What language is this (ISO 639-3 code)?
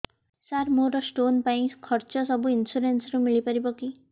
ori